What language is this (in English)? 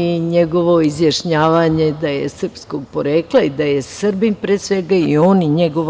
Serbian